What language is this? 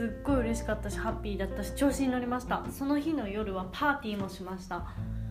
Japanese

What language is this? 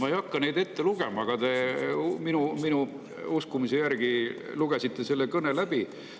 Estonian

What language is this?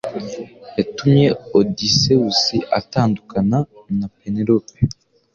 Kinyarwanda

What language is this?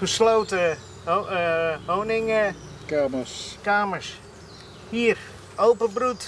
Dutch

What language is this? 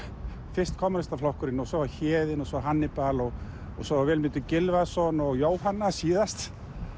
Icelandic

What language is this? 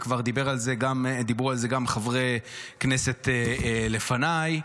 Hebrew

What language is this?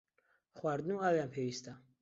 Central Kurdish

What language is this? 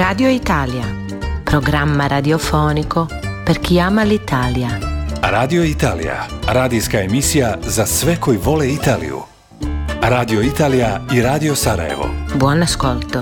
Croatian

